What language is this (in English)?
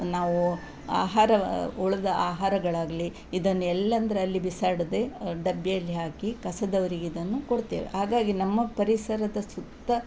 Kannada